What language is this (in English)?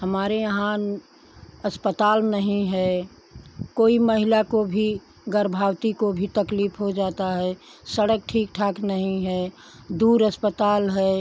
Hindi